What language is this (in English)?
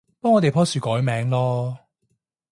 Cantonese